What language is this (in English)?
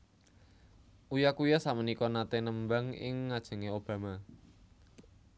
Javanese